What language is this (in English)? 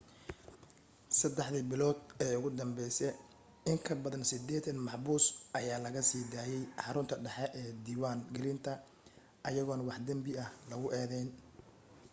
Somali